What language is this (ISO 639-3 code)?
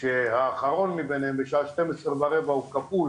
heb